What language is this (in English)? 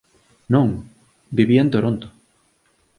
Galician